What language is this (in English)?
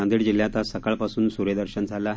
Marathi